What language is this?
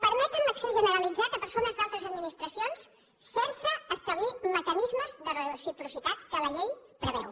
Catalan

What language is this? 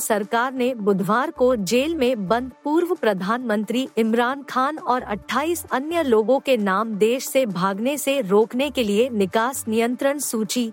Hindi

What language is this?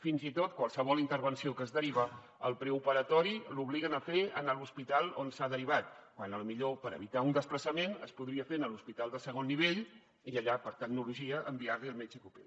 Catalan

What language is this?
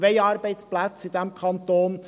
Swiss German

